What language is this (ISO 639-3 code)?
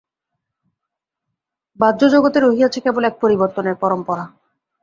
ben